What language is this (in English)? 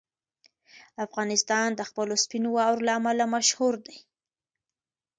Pashto